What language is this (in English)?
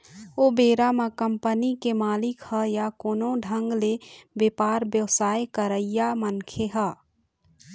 Chhattisgarhi